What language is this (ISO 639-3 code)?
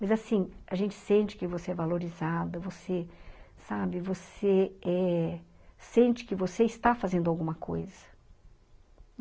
por